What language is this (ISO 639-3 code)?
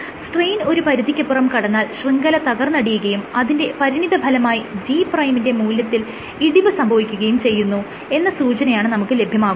mal